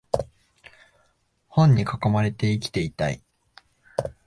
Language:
Japanese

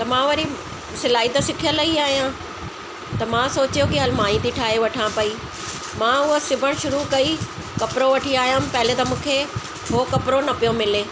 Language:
Sindhi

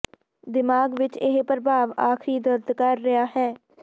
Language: Punjabi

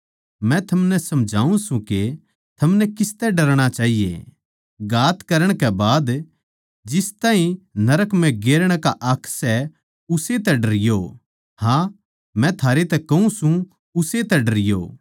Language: Haryanvi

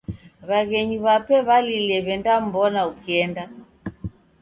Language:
Taita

